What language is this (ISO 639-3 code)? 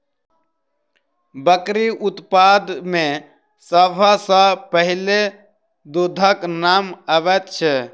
mai